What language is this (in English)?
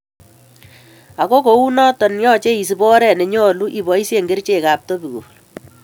Kalenjin